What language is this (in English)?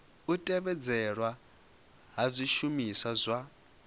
Venda